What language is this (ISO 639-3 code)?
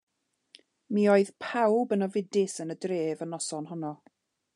cym